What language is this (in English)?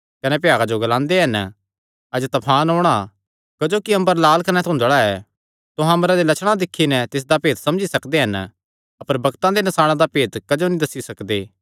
Kangri